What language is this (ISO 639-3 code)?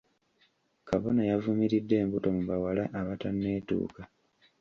lug